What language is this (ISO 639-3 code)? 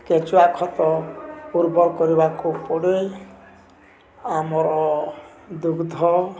ori